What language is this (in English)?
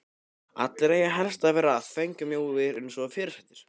Icelandic